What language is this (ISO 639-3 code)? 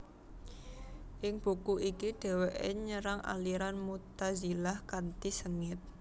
jav